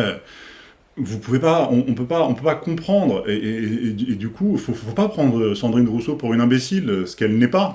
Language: French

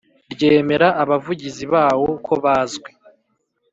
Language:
Kinyarwanda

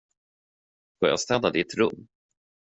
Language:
Swedish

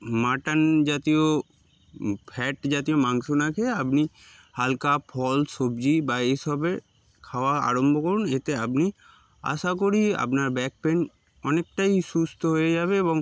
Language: Bangla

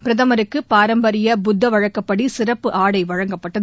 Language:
Tamil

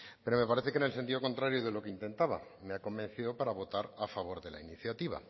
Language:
Spanish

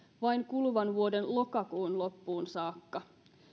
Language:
Finnish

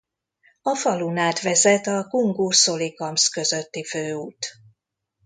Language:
Hungarian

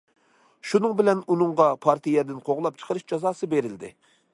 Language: Uyghur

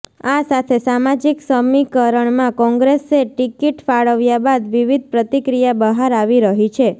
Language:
Gujarati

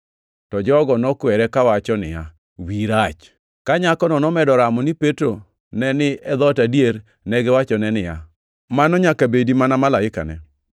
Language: Luo (Kenya and Tanzania)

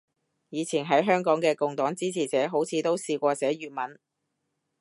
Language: Cantonese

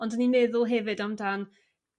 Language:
Welsh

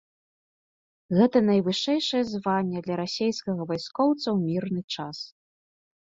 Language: Belarusian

